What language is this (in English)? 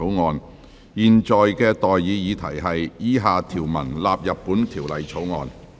Cantonese